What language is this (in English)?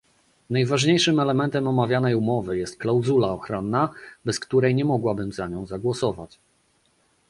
Polish